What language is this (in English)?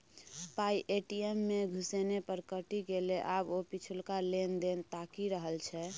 Maithili